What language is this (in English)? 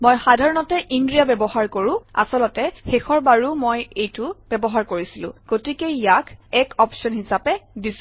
Assamese